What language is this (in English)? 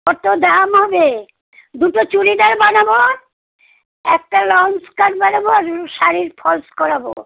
Bangla